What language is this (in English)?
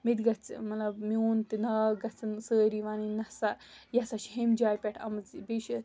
Kashmiri